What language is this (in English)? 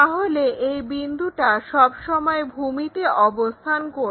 Bangla